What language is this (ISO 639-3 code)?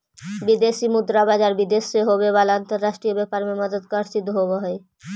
mag